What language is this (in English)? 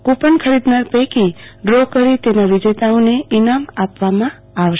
Gujarati